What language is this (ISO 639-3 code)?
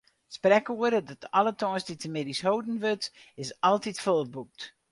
fry